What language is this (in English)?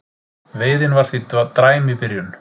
Icelandic